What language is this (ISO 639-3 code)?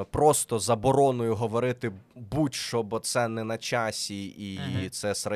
ukr